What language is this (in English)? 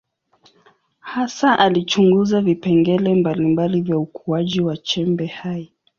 Swahili